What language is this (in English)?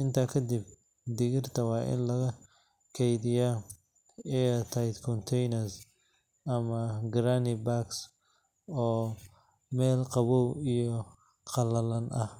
Somali